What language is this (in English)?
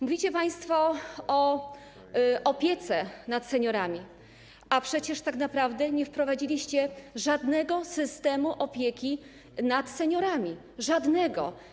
Polish